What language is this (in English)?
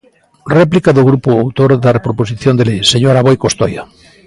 Galician